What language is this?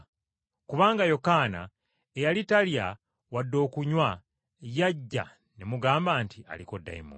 Ganda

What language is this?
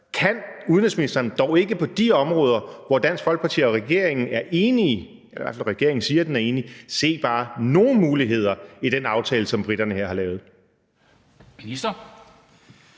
Danish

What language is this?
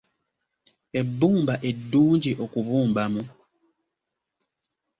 Ganda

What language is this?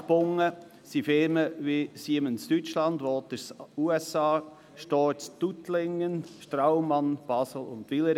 Swiss German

